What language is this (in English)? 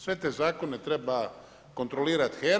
Croatian